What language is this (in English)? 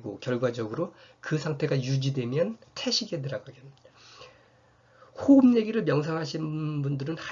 Korean